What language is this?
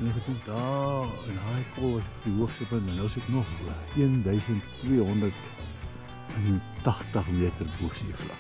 Dutch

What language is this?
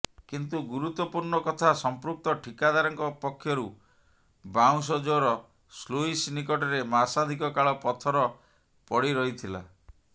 Odia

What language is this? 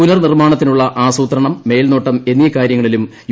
Malayalam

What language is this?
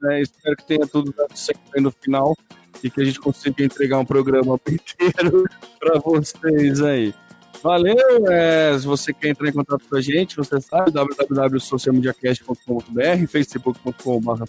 Portuguese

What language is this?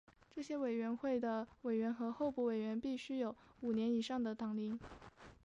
Chinese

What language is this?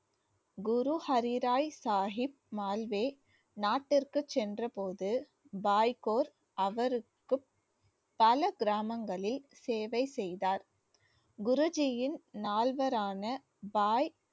Tamil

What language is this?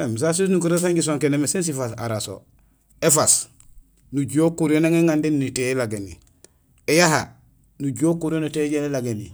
Gusilay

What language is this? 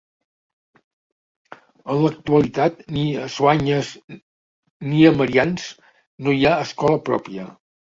Catalan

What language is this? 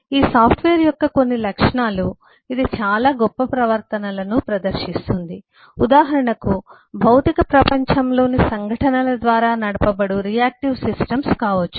Telugu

